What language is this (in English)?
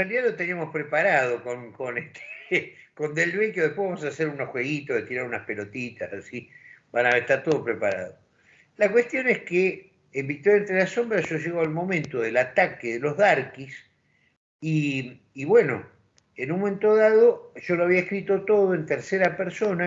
Spanish